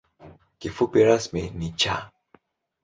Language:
Swahili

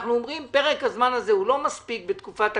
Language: Hebrew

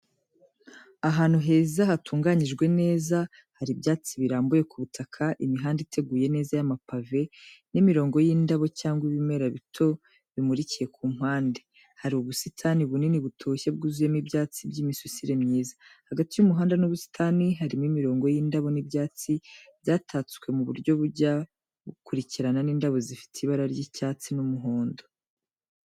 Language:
Kinyarwanda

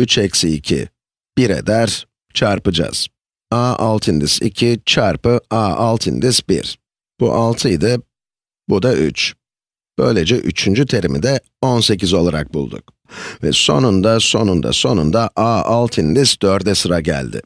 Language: Turkish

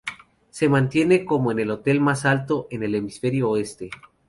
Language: Spanish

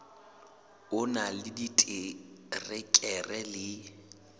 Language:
Southern Sotho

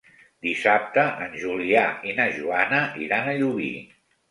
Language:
Catalan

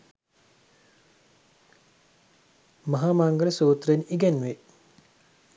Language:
Sinhala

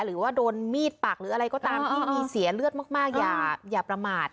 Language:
Thai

